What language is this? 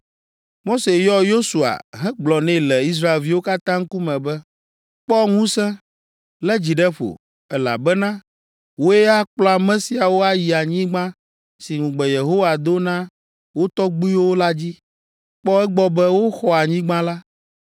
Ewe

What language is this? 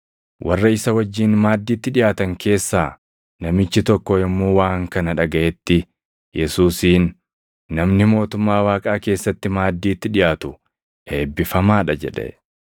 Oromo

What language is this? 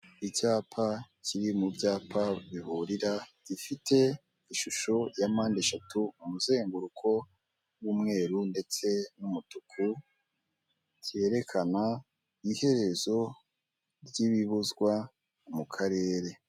Kinyarwanda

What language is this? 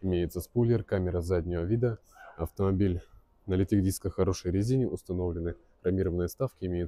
Russian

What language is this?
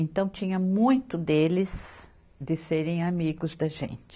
Portuguese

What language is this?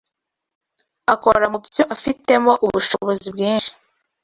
Kinyarwanda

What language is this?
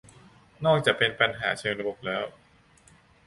Thai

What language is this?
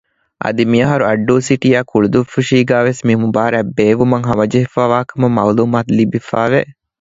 Divehi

